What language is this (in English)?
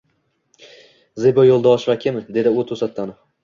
Uzbek